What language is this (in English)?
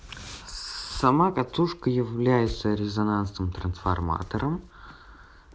Russian